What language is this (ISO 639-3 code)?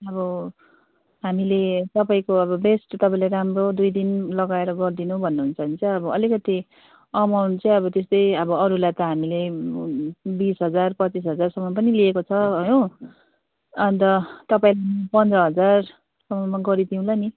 nep